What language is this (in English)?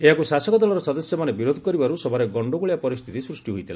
Odia